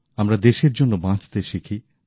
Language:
Bangla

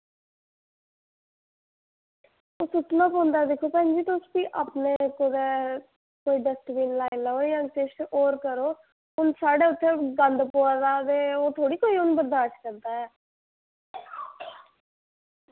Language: Dogri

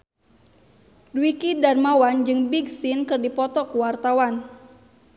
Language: Sundanese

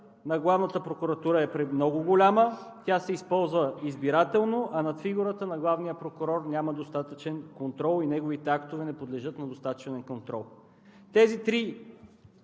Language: Bulgarian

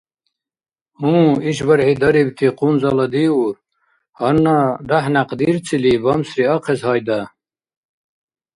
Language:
Dargwa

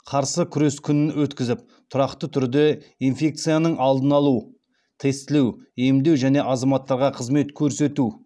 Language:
Kazakh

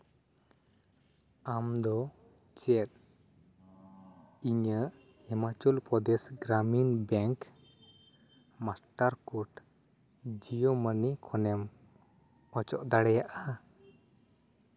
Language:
Santali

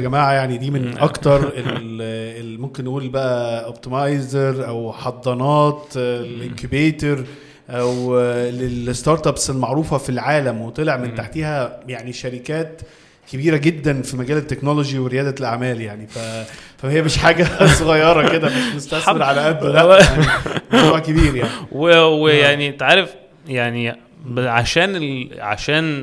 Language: Arabic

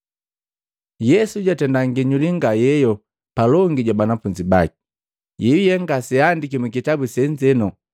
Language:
Matengo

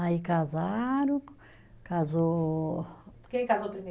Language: Portuguese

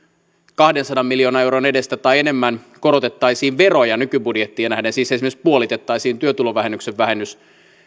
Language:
Finnish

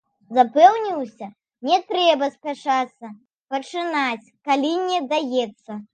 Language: Belarusian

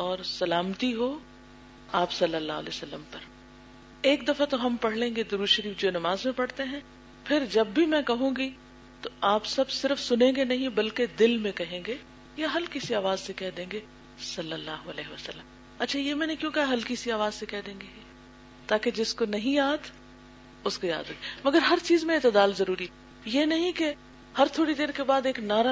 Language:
Urdu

